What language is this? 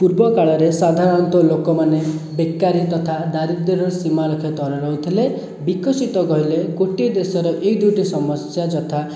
Odia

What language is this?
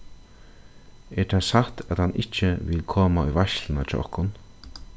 Faroese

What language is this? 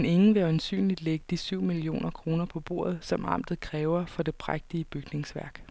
Danish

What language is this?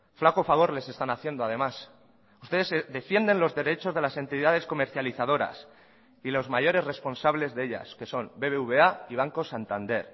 Spanish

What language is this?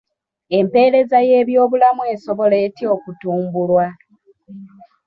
Ganda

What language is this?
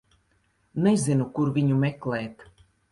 Latvian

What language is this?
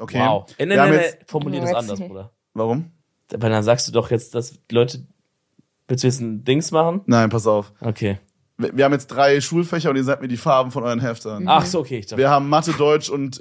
German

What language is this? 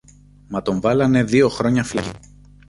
Greek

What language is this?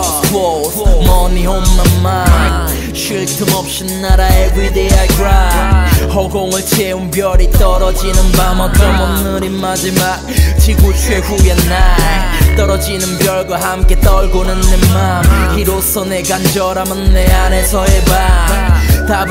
Polish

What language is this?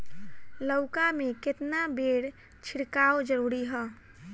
Bhojpuri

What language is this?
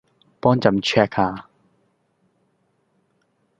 Cantonese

